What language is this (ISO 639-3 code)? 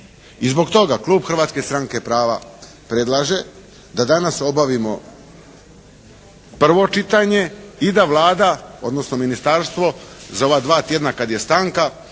hrv